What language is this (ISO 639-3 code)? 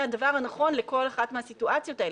heb